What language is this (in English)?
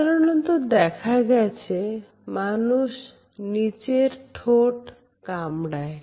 Bangla